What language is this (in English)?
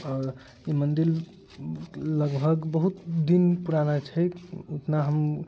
Maithili